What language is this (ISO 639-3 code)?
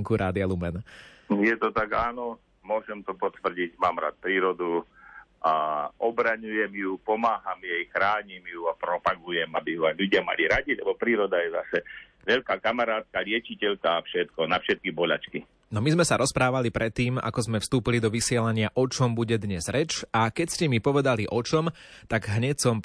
slk